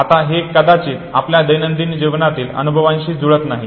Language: Marathi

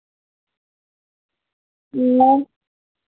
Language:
Dogri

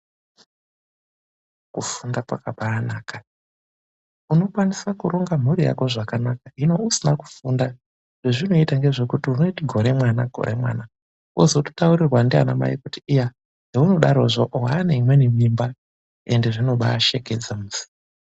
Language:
Ndau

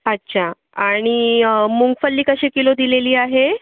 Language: Marathi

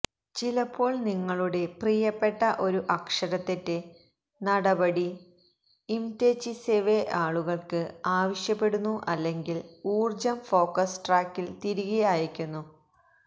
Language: Malayalam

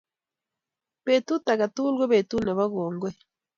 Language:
Kalenjin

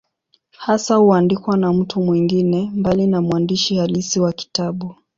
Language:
Swahili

